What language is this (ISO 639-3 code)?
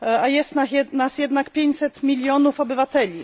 pol